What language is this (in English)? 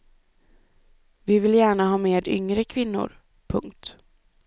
Swedish